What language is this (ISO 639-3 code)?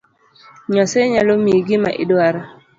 luo